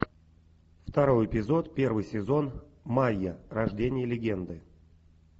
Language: Russian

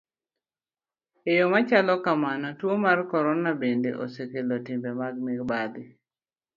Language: Luo (Kenya and Tanzania)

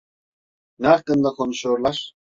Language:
Turkish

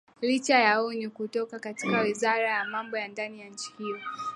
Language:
Swahili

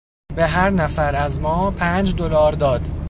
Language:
Persian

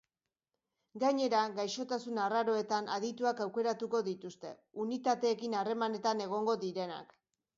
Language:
Basque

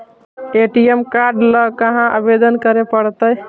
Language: Magahi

